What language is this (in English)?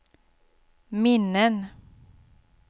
Swedish